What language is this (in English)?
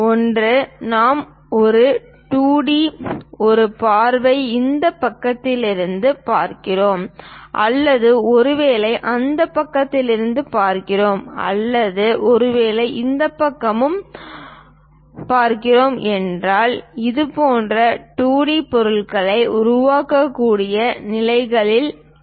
Tamil